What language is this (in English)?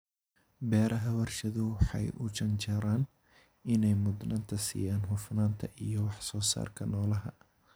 Somali